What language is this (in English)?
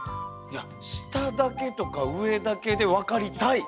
Japanese